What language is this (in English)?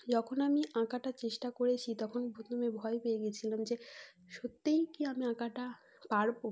Bangla